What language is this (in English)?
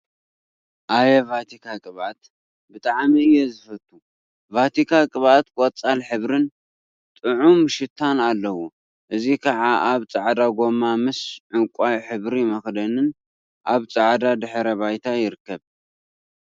Tigrinya